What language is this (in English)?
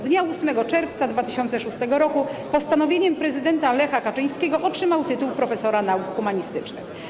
Polish